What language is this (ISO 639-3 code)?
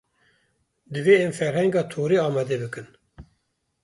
kur